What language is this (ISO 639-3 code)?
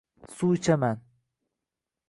uzb